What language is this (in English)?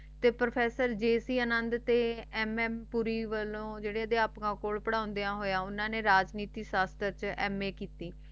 Punjabi